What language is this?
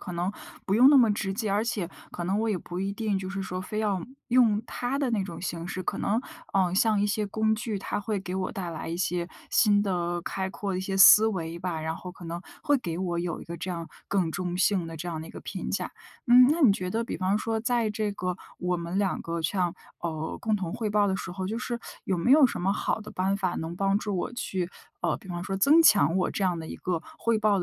Chinese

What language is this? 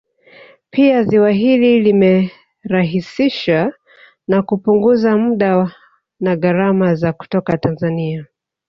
Swahili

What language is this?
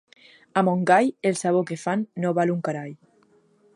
Catalan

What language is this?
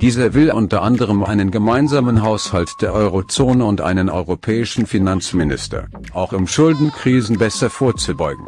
German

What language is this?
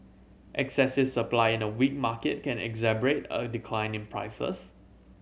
English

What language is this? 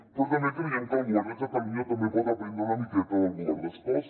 Catalan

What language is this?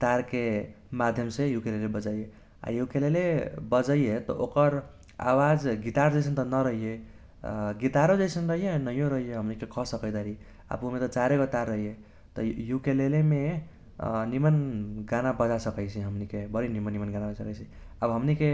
Kochila Tharu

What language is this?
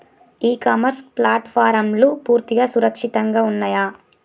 Telugu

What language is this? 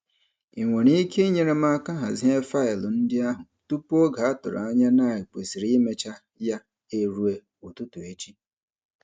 Igbo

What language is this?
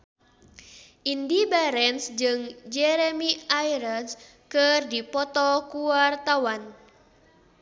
Sundanese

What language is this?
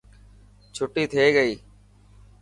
Dhatki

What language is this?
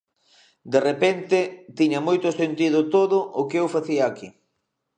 Galician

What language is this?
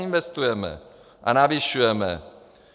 Czech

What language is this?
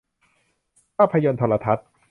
Thai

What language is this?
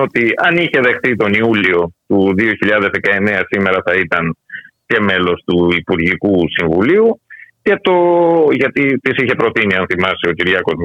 Greek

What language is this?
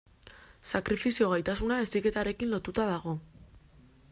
Basque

